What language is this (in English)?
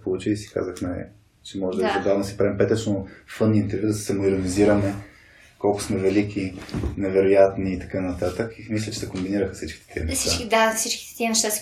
Bulgarian